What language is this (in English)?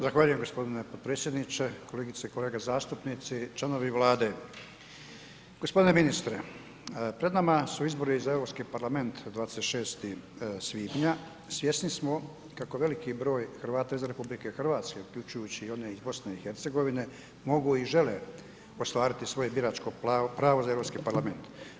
Croatian